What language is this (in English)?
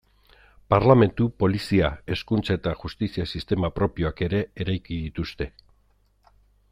Basque